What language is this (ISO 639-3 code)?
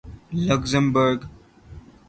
urd